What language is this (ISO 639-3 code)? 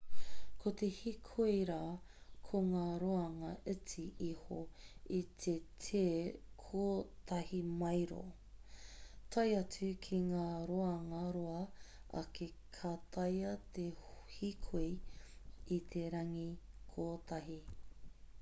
mri